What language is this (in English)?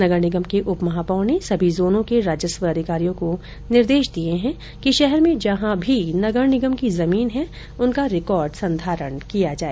Hindi